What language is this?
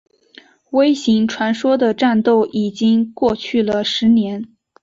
Chinese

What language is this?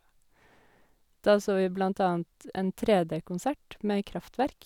Norwegian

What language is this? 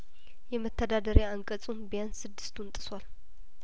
Amharic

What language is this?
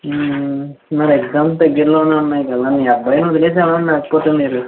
Telugu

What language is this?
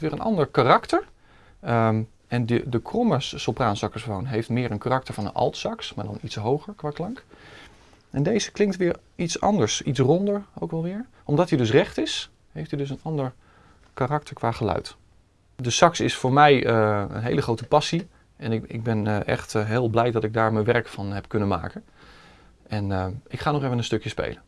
Dutch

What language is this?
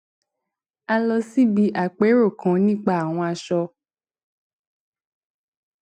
Yoruba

